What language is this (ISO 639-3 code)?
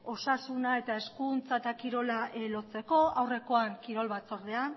eus